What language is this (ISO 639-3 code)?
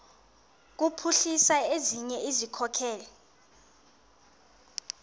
xho